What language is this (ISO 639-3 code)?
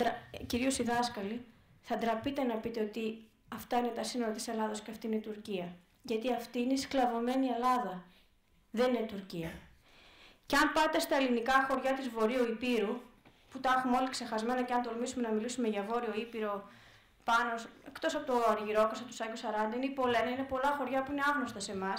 ell